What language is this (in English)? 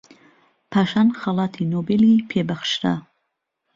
Central Kurdish